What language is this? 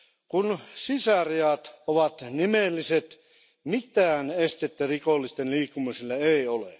Finnish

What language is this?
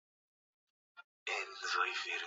Swahili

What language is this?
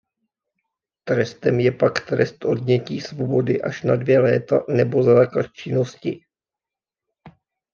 Czech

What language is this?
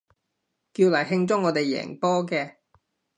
Cantonese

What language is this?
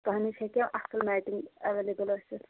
Kashmiri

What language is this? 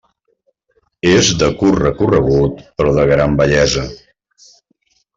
Catalan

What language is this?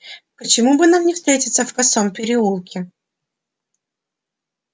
Russian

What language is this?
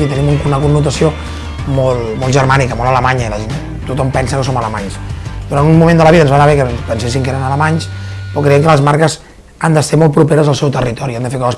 Spanish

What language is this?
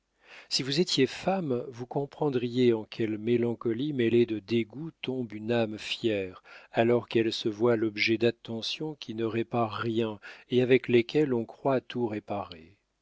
French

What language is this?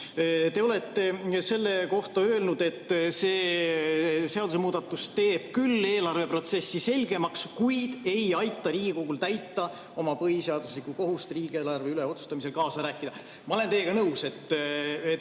Estonian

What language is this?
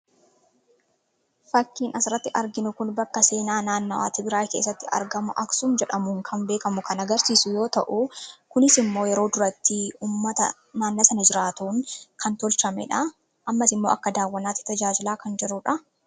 Oromo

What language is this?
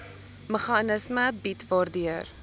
Afrikaans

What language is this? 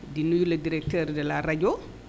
Wolof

